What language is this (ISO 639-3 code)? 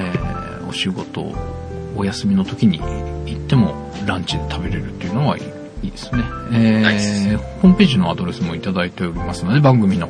jpn